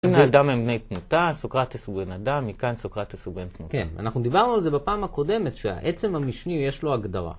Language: Hebrew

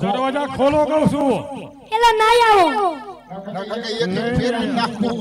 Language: Arabic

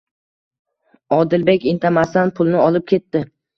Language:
Uzbek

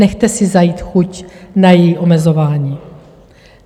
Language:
Czech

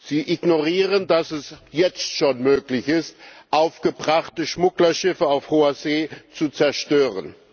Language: German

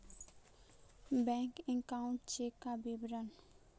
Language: Magahi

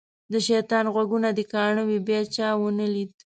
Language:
Pashto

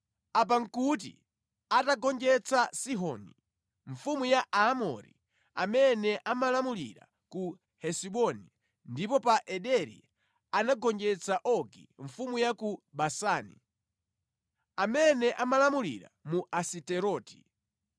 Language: Nyanja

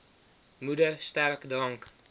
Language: Afrikaans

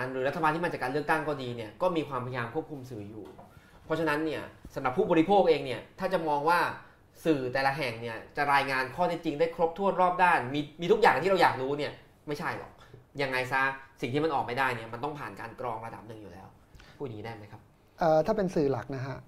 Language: Thai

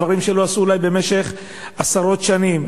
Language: Hebrew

